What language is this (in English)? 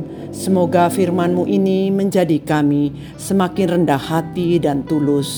Indonesian